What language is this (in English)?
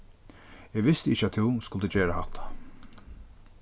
Faroese